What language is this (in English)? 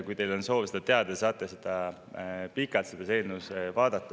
Estonian